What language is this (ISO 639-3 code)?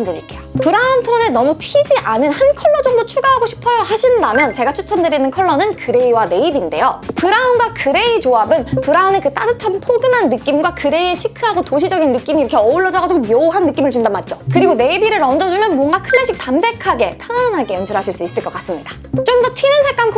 kor